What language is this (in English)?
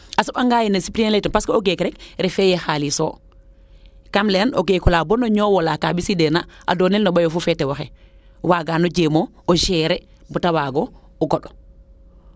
Serer